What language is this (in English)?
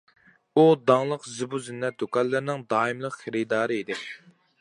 Uyghur